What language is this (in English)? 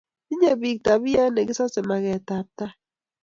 Kalenjin